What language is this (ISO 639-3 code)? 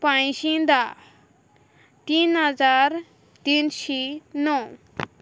kok